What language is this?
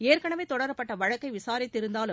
Tamil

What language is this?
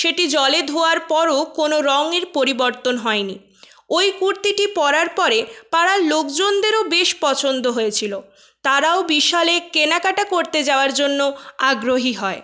Bangla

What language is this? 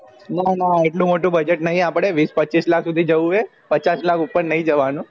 Gujarati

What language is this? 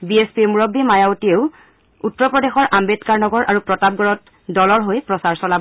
Assamese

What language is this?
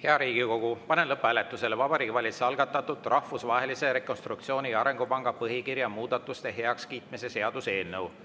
Estonian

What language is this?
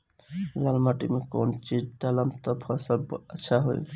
Bhojpuri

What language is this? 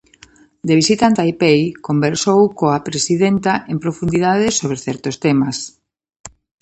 Galician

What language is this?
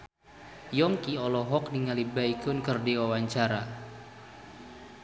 Sundanese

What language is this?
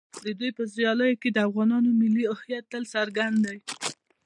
Pashto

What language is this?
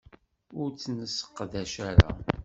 Kabyle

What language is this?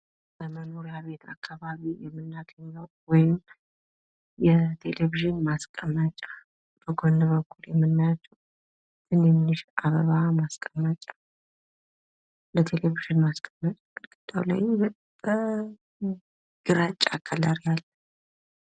Amharic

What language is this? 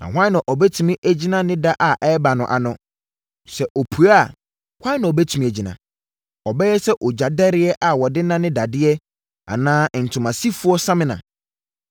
Akan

